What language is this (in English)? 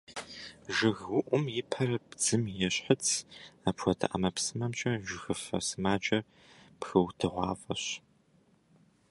Kabardian